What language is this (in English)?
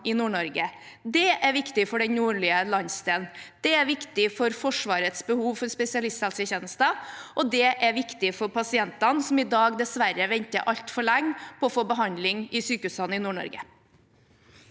Norwegian